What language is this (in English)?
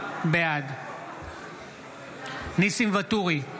Hebrew